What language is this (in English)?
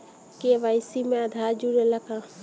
Bhojpuri